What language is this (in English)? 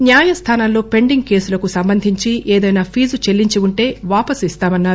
Telugu